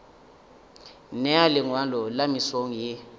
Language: Northern Sotho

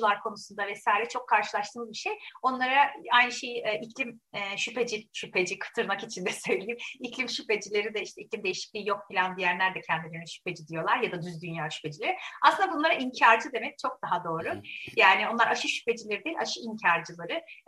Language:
Turkish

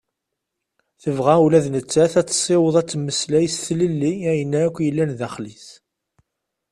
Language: Kabyle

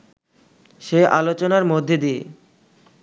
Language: Bangla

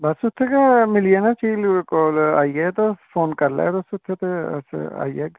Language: Dogri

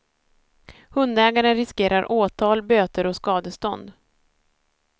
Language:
Swedish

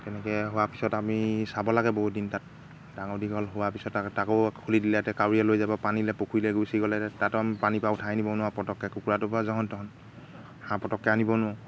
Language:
Assamese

